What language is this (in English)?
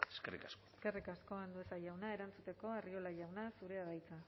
Basque